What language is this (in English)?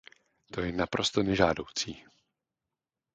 Czech